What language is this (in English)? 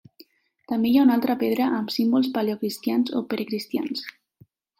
Catalan